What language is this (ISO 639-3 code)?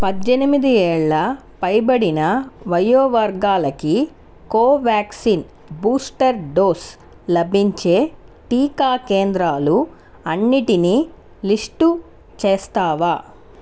tel